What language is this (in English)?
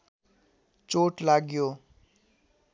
Nepali